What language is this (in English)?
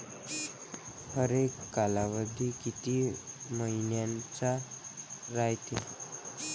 Marathi